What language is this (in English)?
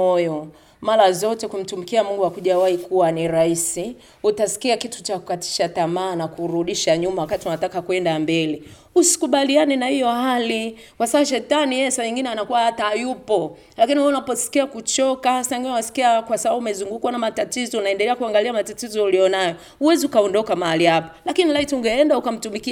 Swahili